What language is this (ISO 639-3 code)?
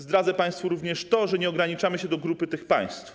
pol